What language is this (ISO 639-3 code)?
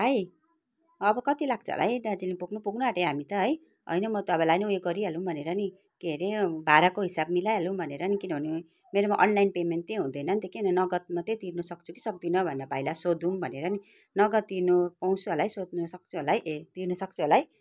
nep